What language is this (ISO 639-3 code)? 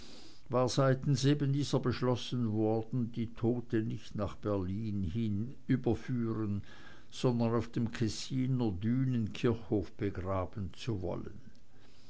deu